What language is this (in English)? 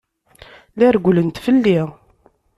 Kabyle